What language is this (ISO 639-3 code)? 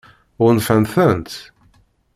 kab